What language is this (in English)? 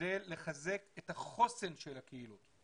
Hebrew